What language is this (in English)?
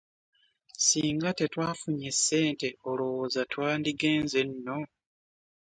Ganda